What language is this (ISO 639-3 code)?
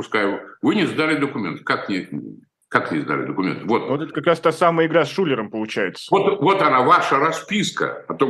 rus